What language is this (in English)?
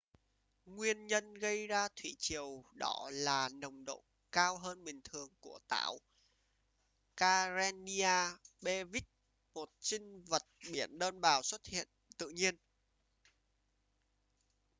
Vietnamese